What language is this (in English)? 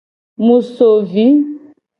Gen